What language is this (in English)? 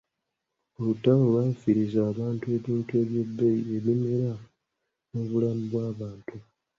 Ganda